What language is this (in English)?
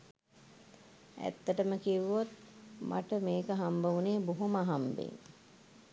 Sinhala